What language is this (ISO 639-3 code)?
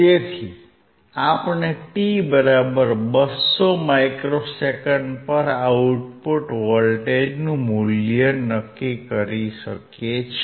guj